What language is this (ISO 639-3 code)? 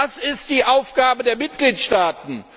deu